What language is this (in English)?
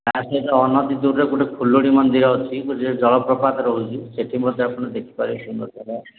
Odia